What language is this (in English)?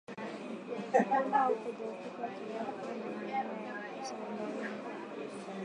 Swahili